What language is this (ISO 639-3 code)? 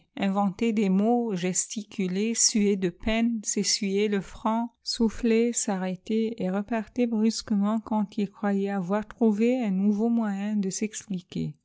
fra